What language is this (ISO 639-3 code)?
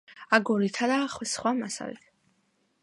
kat